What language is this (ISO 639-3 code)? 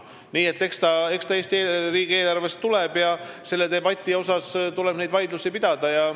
est